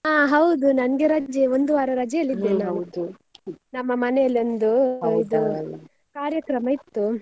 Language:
Kannada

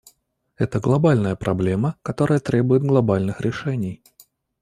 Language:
Russian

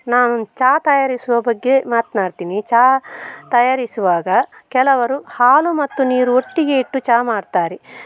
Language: Kannada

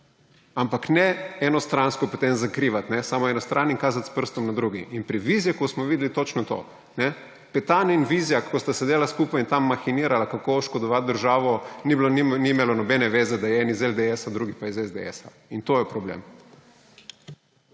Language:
Slovenian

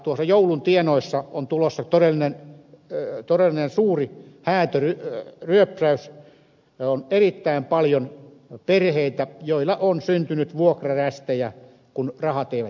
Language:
Finnish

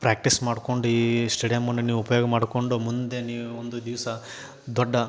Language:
Kannada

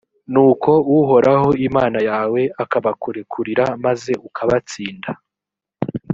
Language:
Kinyarwanda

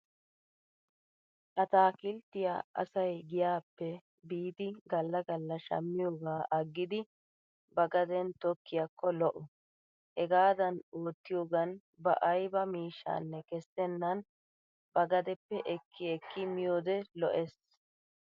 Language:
Wolaytta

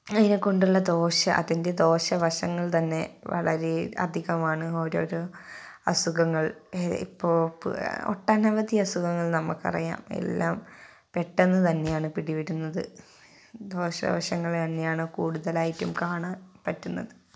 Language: Malayalam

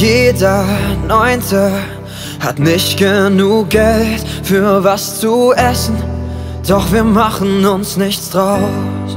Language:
Dutch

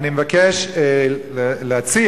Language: Hebrew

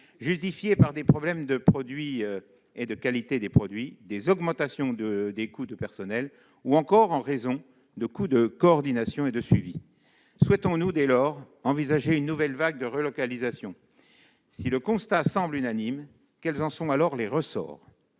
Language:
French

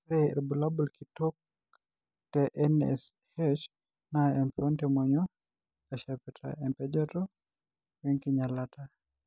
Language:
Masai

